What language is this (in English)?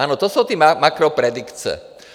Czech